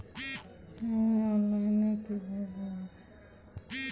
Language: Bangla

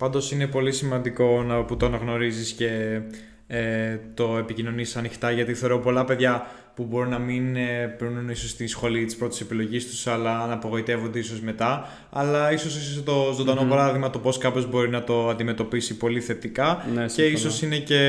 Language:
Greek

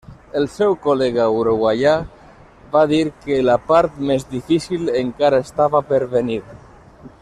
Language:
Catalan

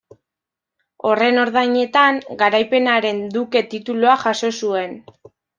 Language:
Basque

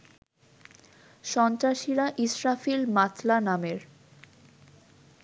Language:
Bangla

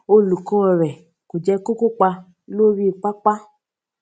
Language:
Yoruba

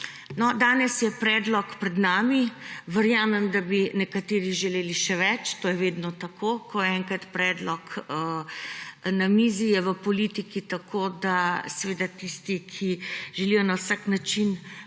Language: Slovenian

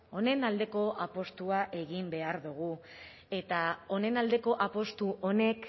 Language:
Basque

